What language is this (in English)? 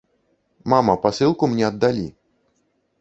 Belarusian